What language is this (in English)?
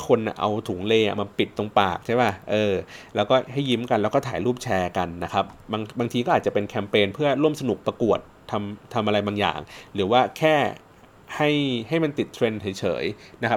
Thai